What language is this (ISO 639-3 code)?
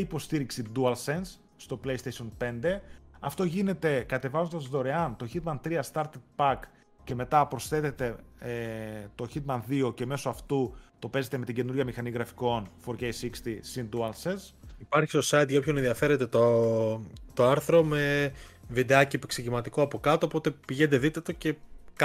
ell